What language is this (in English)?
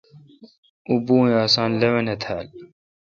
Kalkoti